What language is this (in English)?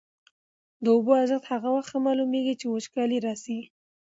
Pashto